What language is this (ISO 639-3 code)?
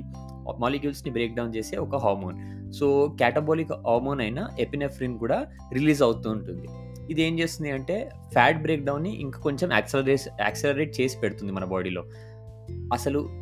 tel